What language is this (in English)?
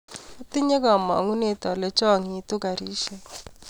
Kalenjin